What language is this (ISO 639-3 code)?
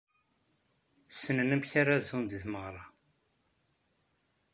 kab